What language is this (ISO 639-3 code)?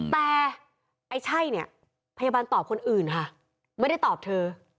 tha